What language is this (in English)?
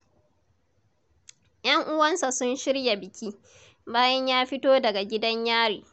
Hausa